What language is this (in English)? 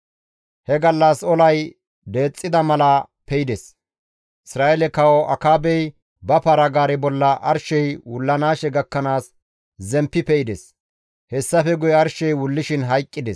Gamo